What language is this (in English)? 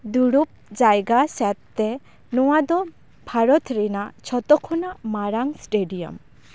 Santali